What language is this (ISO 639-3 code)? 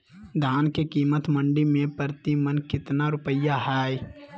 mag